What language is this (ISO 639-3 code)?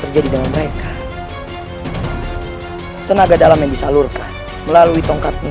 ind